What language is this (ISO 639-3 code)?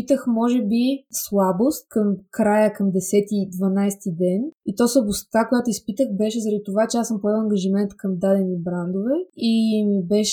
bul